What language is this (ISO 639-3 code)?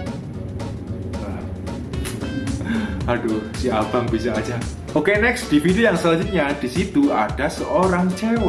ind